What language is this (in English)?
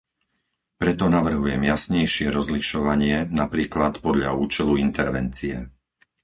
Slovak